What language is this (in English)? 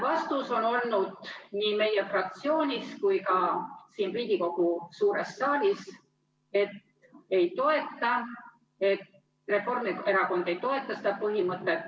Estonian